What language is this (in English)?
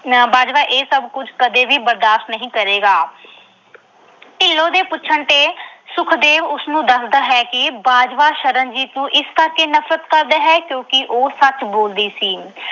Punjabi